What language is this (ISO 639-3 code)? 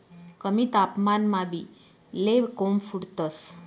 mar